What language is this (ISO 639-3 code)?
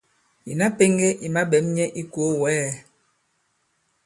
abb